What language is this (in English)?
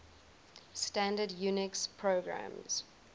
English